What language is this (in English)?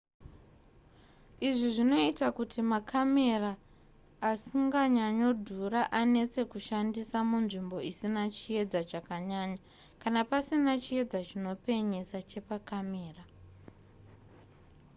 Shona